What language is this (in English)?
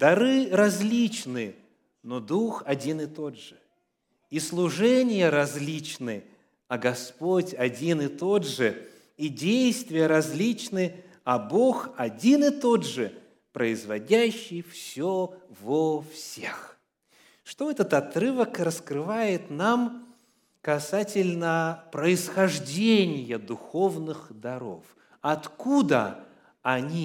Russian